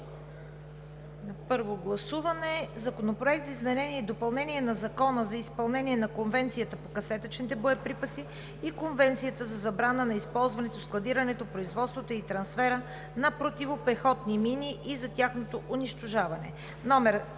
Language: Bulgarian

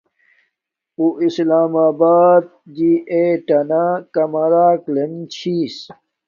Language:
Domaaki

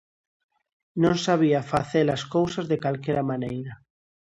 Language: Galician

